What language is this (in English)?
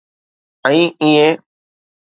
Sindhi